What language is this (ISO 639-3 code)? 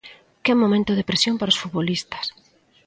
glg